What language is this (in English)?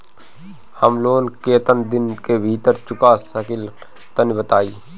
Bhojpuri